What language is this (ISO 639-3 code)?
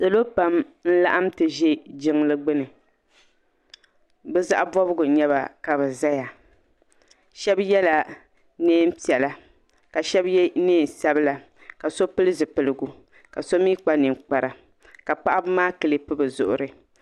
dag